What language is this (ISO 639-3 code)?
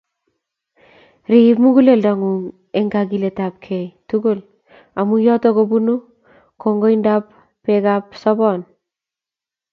kln